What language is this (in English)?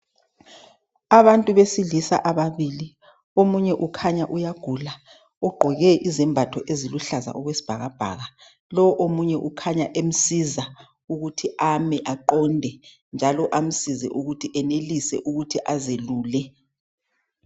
North Ndebele